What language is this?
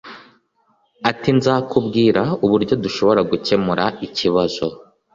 Kinyarwanda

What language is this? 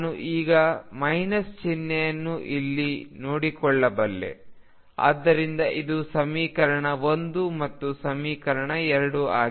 Kannada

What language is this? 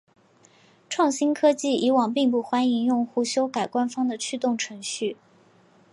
Chinese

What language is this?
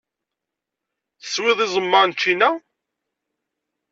Kabyle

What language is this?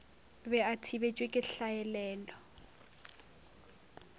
Northern Sotho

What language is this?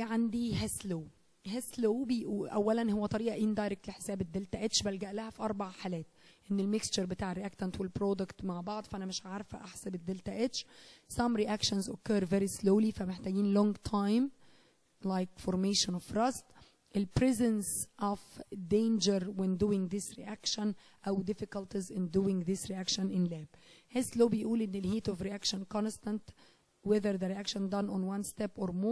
Arabic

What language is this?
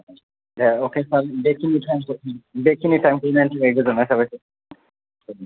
Bodo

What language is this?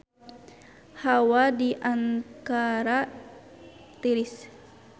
Sundanese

